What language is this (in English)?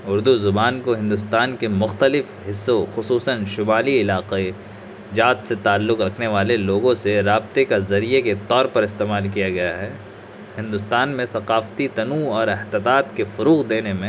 Urdu